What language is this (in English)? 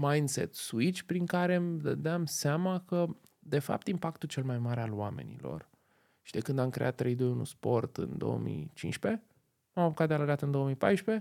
Romanian